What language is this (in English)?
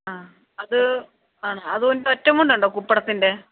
Malayalam